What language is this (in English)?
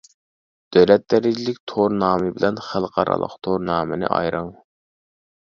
Uyghur